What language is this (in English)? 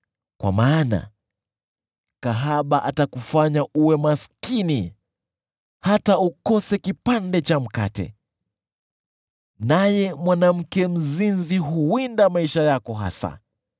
Swahili